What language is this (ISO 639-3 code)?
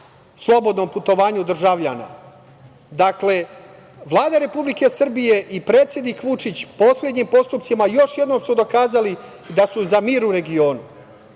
srp